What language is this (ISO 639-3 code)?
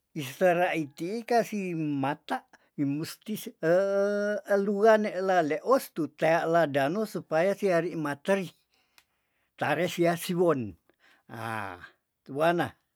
tdn